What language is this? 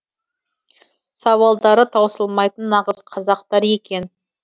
Kazakh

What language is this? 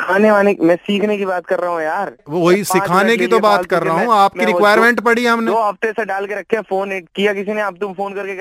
Hindi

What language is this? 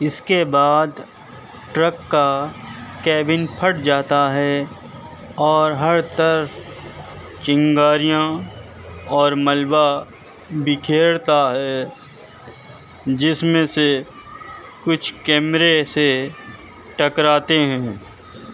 Urdu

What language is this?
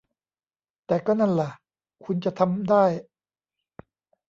Thai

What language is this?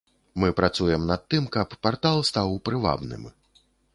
Belarusian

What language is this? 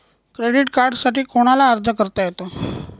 Marathi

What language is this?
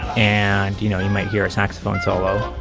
English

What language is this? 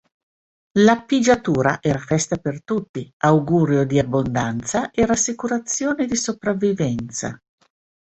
Italian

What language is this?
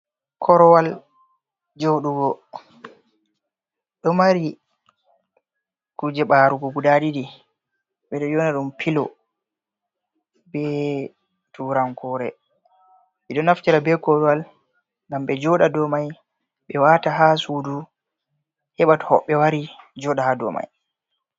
Fula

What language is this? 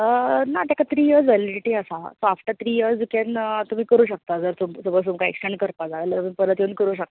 Konkani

